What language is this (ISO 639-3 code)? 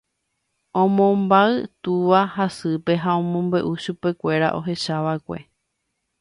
grn